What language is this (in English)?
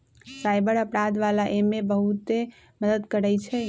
Magahi